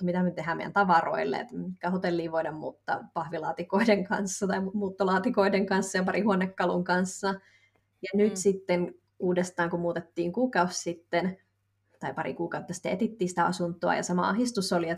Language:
Finnish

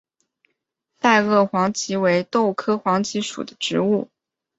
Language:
Chinese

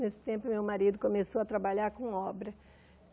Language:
Portuguese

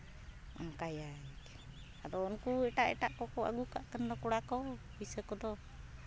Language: Santali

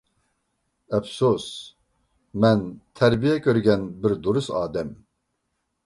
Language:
Uyghur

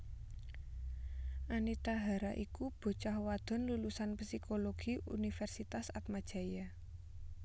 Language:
Javanese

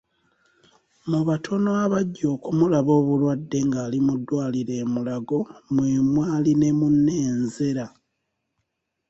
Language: Ganda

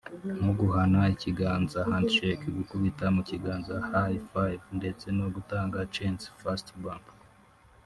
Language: Kinyarwanda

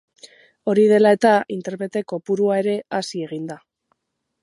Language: Basque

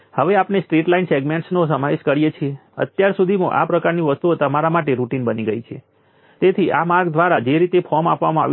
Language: Gujarati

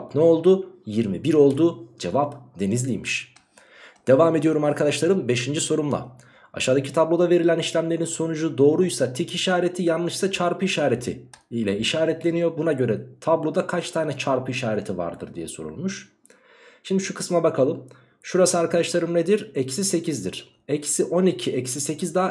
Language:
Turkish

